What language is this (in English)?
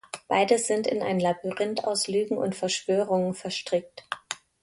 German